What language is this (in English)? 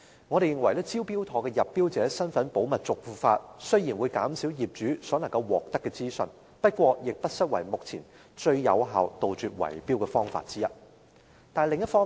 Cantonese